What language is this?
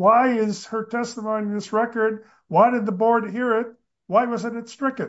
English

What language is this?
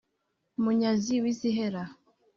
Kinyarwanda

